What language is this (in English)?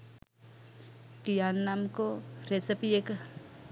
Sinhala